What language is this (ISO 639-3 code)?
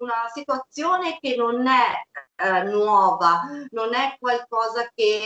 ita